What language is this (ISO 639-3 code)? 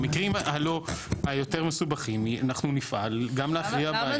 heb